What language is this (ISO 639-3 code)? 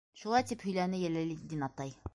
bak